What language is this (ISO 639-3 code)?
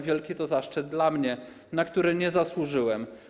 pol